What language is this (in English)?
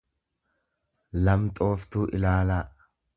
Oromo